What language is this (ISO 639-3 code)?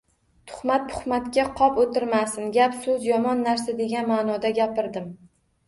uzb